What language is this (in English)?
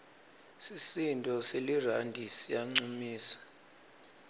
Swati